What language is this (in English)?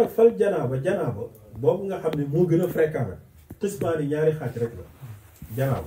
Arabic